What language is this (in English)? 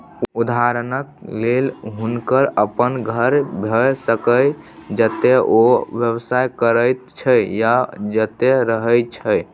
Maithili